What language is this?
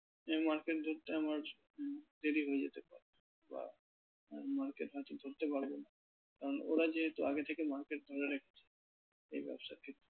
Bangla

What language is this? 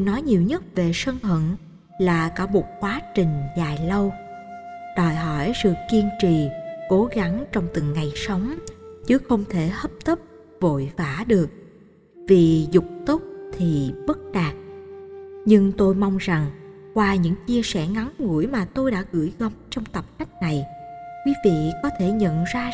Vietnamese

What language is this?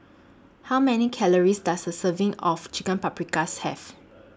English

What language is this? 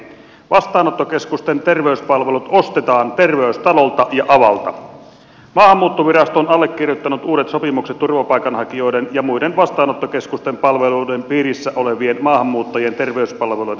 Finnish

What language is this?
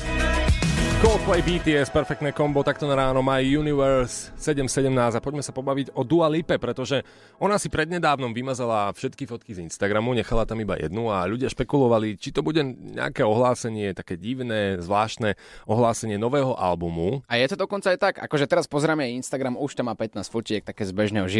Slovak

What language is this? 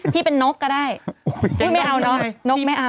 Thai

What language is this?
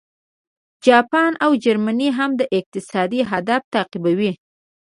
Pashto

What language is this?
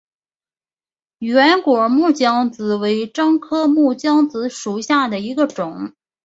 Chinese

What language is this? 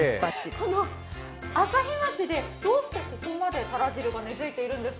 Japanese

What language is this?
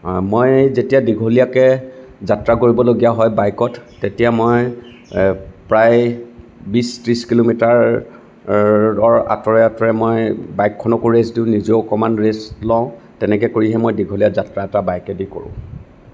Assamese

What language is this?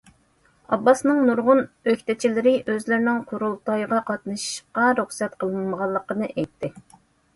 Uyghur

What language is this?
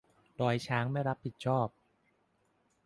Thai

